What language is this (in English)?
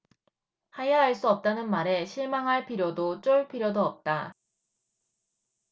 Korean